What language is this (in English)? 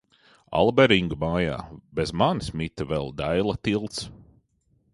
Latvian